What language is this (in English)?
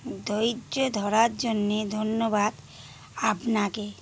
Bangla